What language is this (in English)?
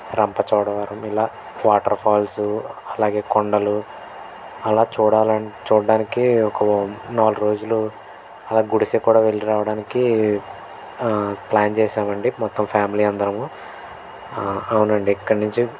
Telugu